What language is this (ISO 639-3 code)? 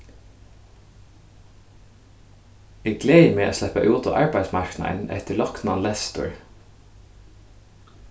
fao